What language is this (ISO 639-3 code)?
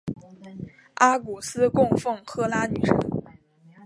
zho